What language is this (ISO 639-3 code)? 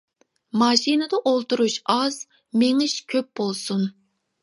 uig